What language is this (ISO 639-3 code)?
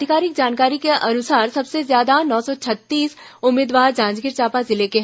hin